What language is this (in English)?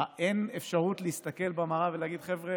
Hebrew